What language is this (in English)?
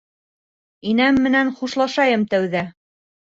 Bashkir